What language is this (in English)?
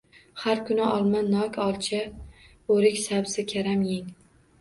Uzbek